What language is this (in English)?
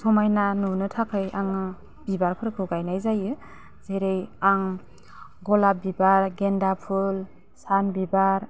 Bodo